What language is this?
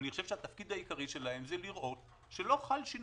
Hebrew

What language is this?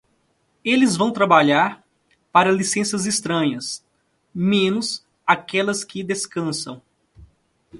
Portuguese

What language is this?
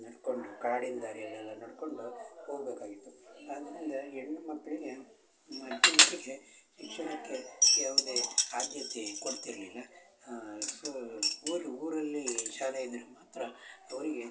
Kannada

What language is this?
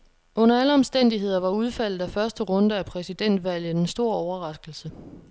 Danish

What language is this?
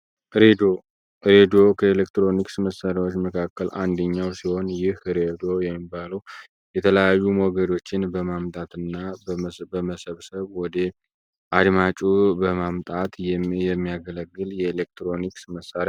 Amharic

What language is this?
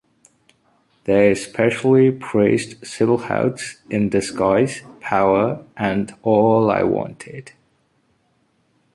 English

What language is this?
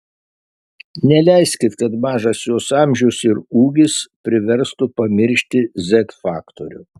Lithuanian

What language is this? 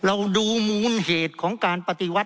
Thai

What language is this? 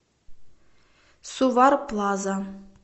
Russian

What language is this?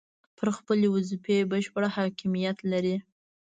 Pashto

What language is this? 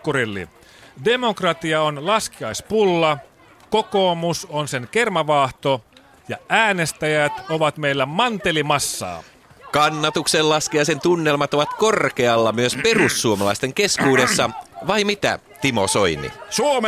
Finnish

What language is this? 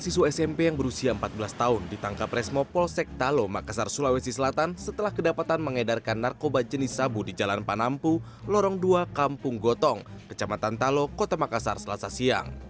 Indonesian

